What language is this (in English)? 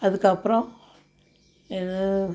Tamil